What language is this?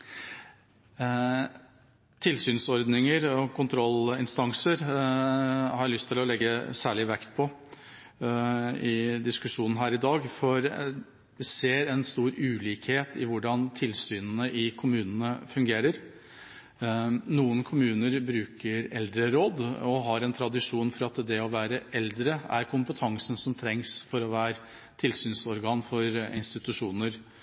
Norwegian Bokmål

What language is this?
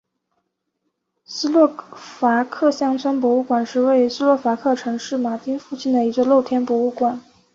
Chinese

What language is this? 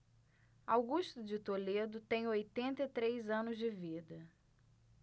Portuguese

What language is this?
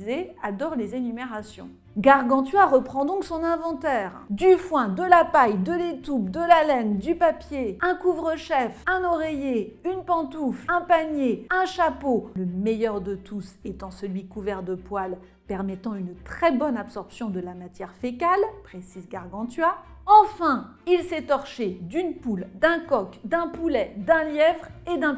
French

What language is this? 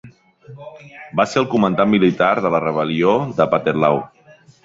Catalan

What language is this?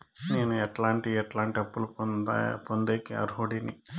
Telugu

